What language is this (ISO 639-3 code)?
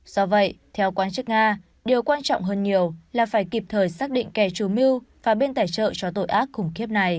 vie